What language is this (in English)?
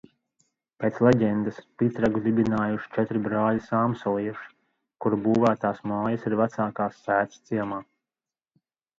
Latvian